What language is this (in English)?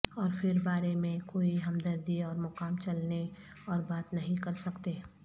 Urdu